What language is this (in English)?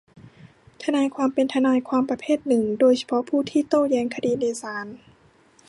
Thai